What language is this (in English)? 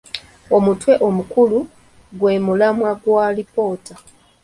Ganda